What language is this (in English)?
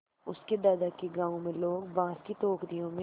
Hindi